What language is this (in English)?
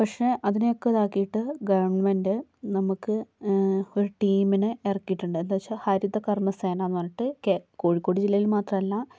Malayalam